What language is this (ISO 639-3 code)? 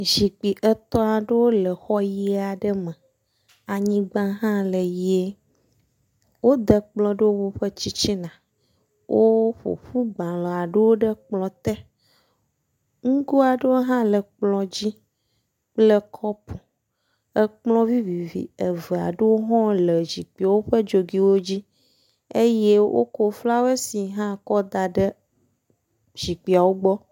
ewe